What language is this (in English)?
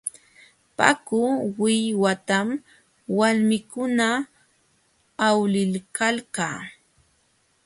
Jauja Wanca Quechua